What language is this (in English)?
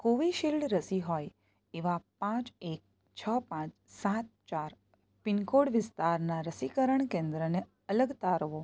Gujarati